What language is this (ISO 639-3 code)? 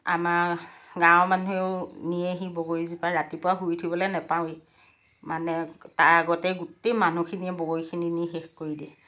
asm